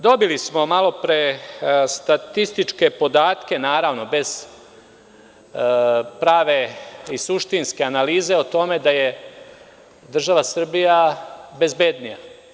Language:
Serbian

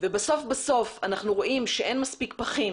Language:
Hebrew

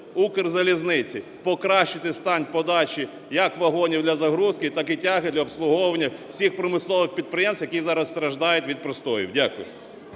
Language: Ukrainian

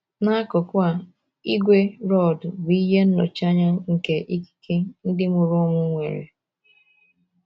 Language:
Igbo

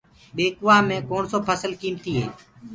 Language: Gurgula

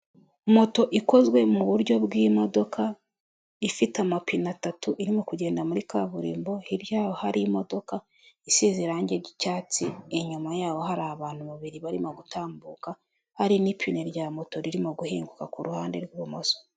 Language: Kinyarwanda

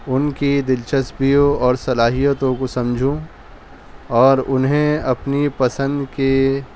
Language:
Urdu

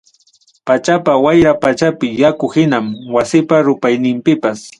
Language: Ayacucho Quechua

